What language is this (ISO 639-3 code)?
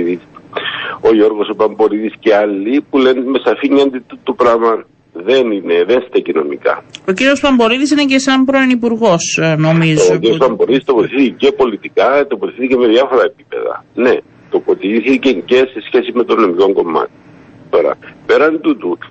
ell